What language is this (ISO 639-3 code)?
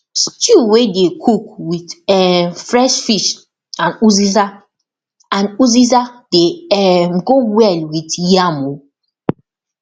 pcm